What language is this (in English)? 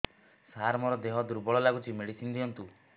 Odia